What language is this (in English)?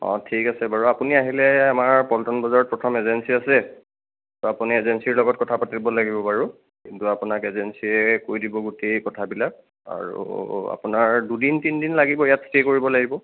Assamese